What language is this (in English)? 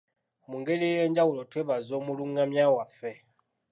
Ganda